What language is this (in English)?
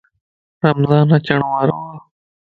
Lasi